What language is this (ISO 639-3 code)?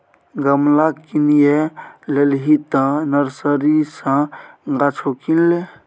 mai